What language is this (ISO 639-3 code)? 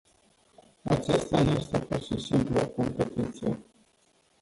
ron